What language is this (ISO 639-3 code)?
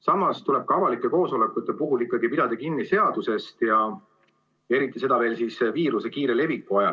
est